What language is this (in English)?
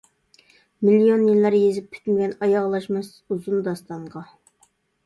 Uyghur